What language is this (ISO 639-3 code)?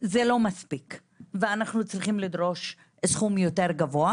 heb